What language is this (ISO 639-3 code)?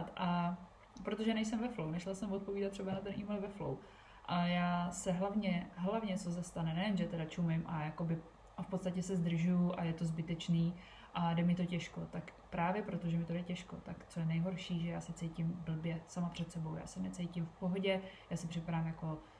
ces